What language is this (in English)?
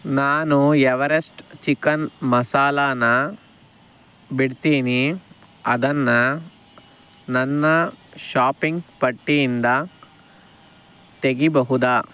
Kannada